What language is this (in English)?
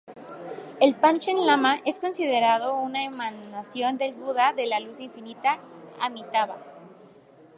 Spanish